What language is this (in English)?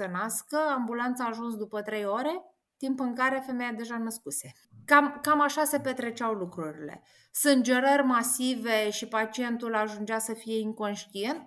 Romanian